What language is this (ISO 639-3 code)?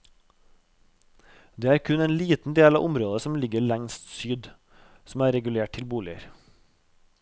nor